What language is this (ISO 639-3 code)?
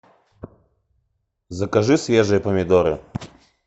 rus